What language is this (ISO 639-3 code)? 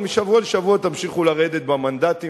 heb